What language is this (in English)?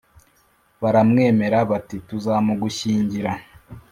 Kinyarwanda